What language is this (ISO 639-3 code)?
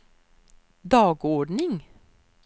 swe